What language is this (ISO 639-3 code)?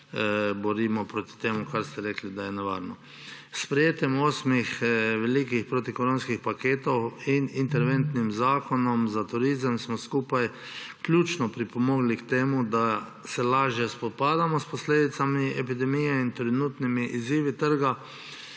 slv